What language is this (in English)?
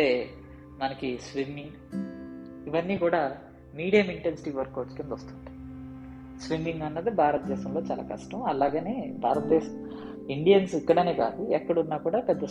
Telugu